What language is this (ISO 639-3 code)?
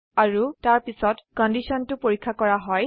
asm